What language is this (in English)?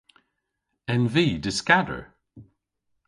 Cornish